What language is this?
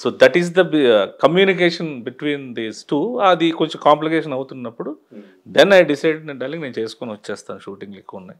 Telugu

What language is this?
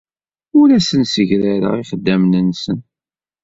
Kabyle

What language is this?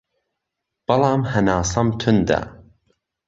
Central Kurdish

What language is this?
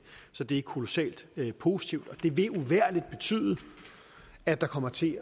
Danish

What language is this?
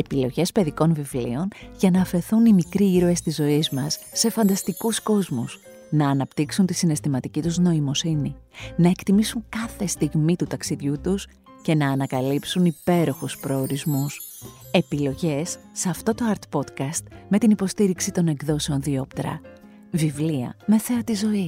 Greek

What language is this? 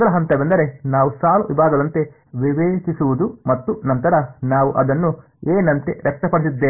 Kannada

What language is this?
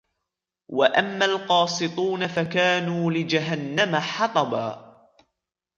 Arabic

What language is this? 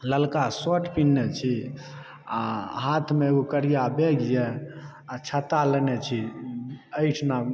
Maithili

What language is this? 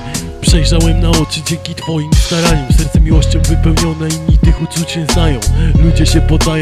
Polish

